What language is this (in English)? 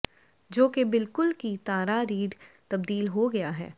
Punjabi